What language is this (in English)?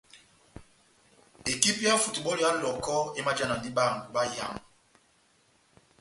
Batanga